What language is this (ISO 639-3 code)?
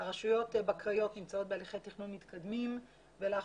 heb